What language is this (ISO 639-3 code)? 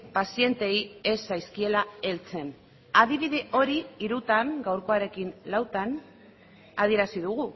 eus